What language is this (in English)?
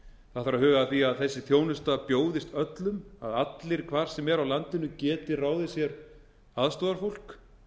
Icelandic